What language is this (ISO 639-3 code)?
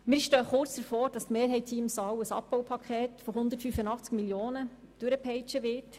gsw